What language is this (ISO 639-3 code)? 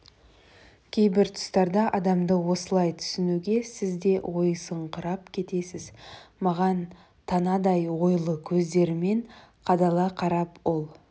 kaz